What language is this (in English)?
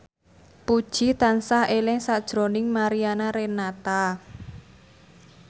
Javanese